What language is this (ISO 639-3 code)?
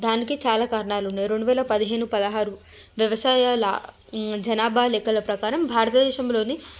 tel